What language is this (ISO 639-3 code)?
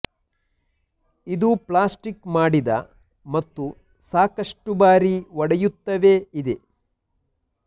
kan